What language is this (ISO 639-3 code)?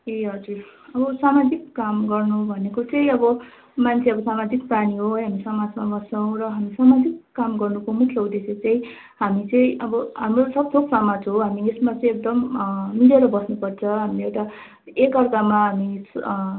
nep